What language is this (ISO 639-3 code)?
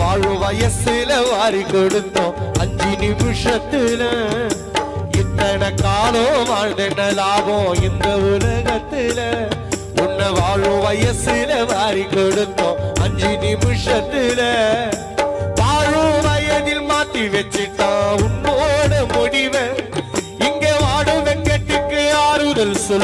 ara